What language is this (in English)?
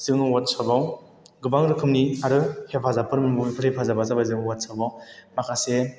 Bodo